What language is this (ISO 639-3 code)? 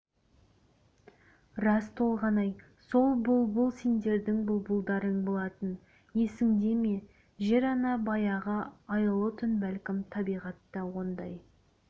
kaz